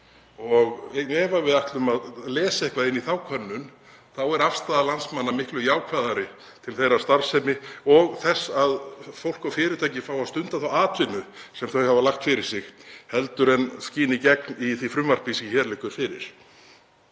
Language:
Icelandic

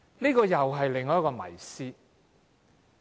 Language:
Cantonese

